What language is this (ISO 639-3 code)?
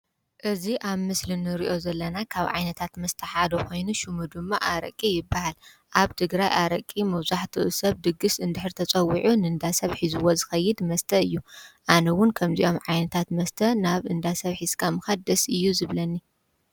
tir